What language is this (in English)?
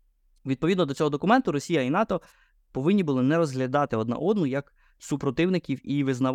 Ukrainian